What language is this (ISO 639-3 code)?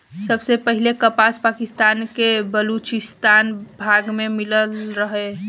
bho